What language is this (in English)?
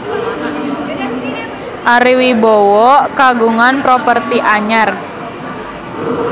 Sundanese